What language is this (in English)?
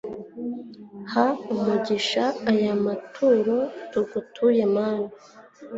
Kinyarwanda